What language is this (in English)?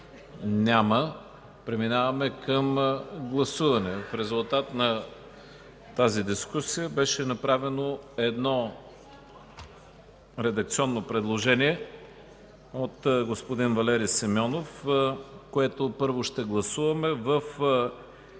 Bulgarian